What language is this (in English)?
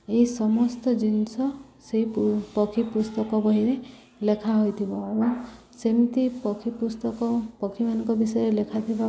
Odia